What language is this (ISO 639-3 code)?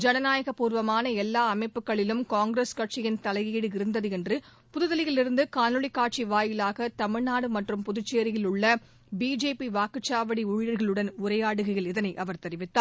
tam